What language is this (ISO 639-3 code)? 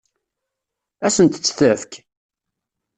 kab